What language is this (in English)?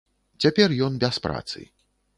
Belarusian